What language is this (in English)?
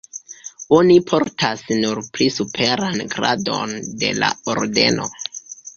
Esperanto